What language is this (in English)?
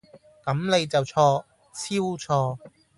Cantonese